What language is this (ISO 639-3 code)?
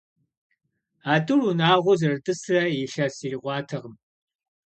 kbd